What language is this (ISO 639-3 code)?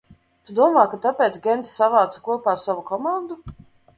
lav